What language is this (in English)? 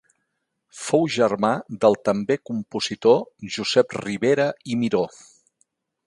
Catalan